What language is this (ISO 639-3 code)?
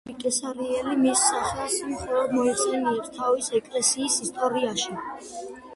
kat